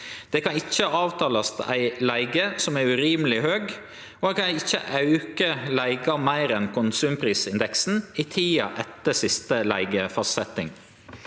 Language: Norwegian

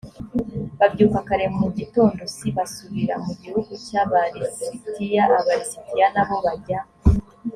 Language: Kinyarwanda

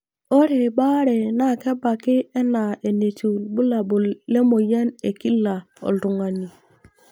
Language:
Masai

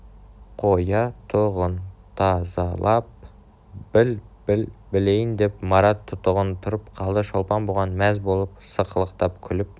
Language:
Kazakh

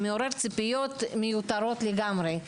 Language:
Hebrew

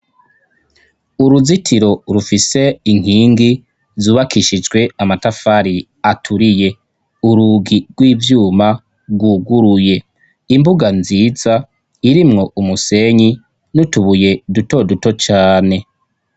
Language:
Rundi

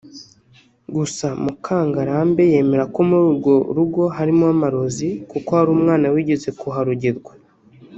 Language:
Kinyarwanda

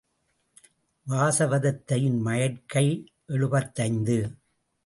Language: Tamil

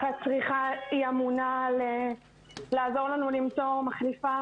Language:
Hebrew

